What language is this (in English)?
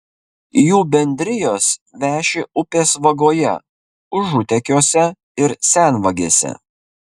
Lithuanian